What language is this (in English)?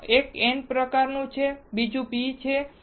Gujarati